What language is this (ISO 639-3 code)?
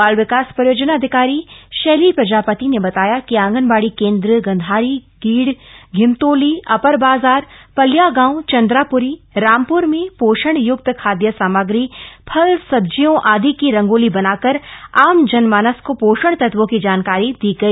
hin